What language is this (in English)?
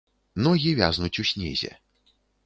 Belarusian